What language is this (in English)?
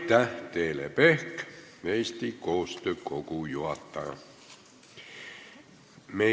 Estonian